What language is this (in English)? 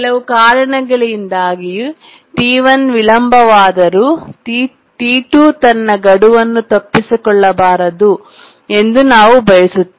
Kannada